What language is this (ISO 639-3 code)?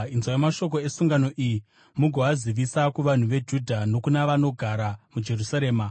sna